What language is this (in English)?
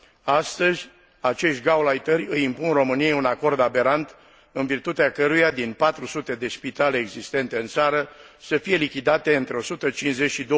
Romanian